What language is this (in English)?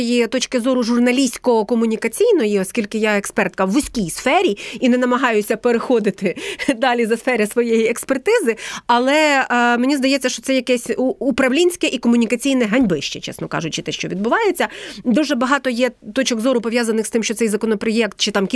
Ukrainian